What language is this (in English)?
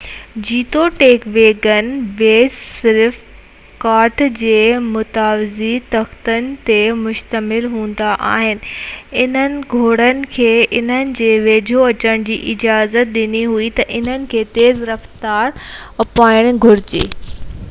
Sindhi